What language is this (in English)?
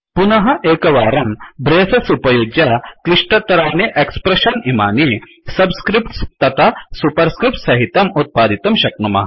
Sanskrit